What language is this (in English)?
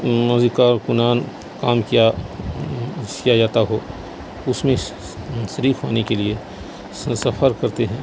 Urdu